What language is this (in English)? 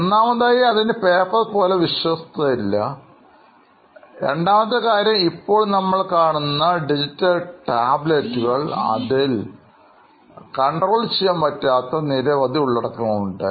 Malayalam